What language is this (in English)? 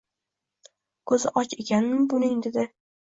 Uzbek